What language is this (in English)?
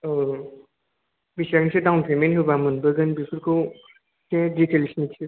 Bodo